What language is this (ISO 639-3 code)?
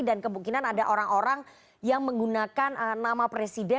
ind